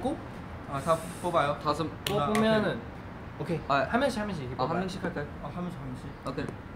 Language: Korean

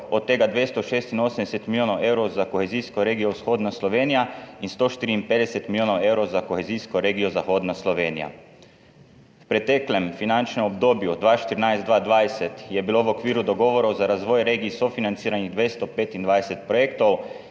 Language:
Slovenian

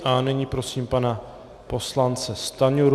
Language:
Czech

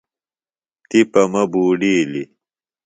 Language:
Phalura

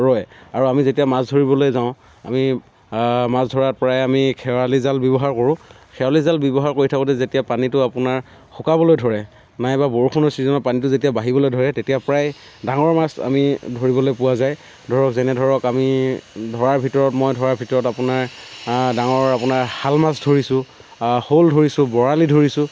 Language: Assamese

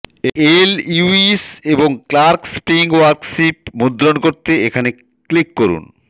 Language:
Bangla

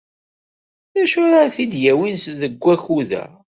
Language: Kabyle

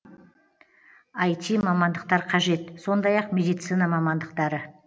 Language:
Kazakh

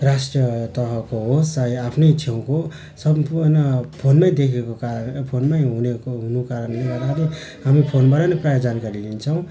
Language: Nepali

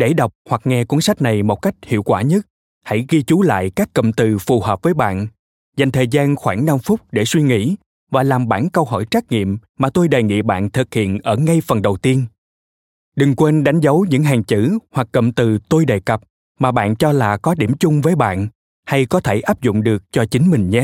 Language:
Vietnamese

